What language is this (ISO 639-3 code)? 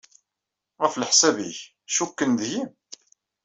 kab